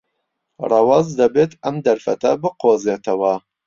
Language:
Central Kurdish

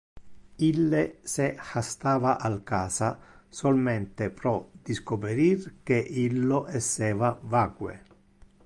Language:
Interlingua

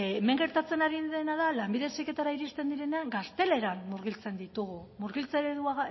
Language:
Basque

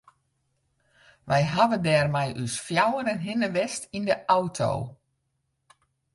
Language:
Western Frisian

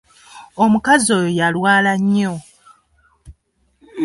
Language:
Ganda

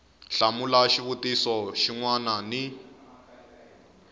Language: Tsonga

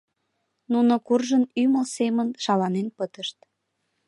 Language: Mari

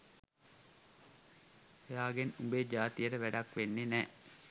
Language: Sinhala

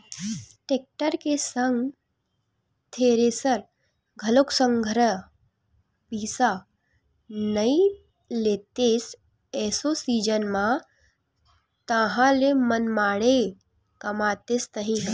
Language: Chhattisgarhi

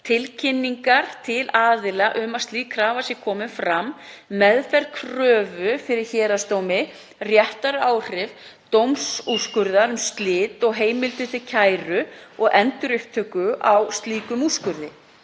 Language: Icelandic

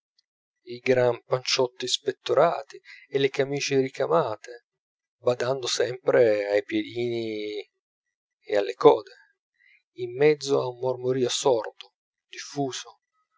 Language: Italian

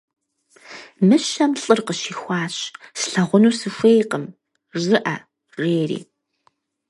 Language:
Kabardian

